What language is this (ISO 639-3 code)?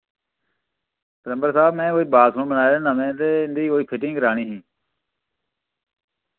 doi